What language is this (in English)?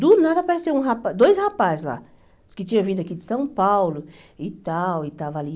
Portuguese